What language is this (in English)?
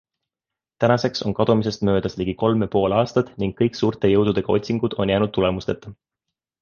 Estonian